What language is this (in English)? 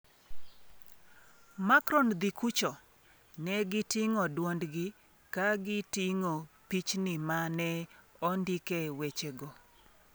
Luo (Kenya and Tanzania)